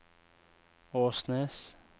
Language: Norwegian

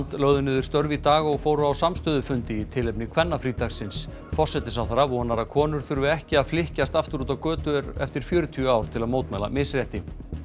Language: Icelandic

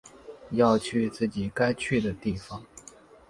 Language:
Chinese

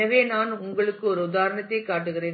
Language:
Tamil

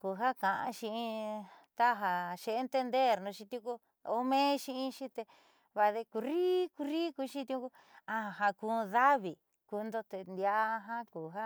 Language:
Southeastern Nochixtlán Mixtec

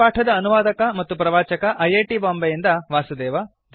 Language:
Kannada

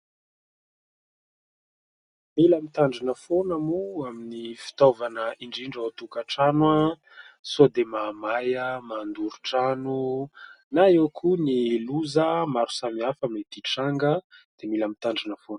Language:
Malagasy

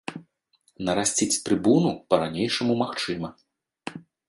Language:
Belarusian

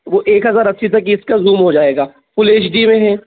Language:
Hindi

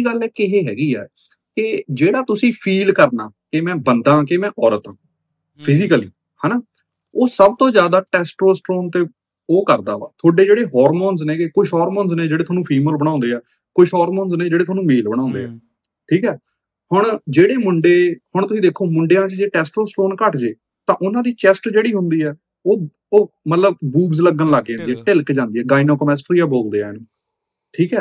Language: Punjabi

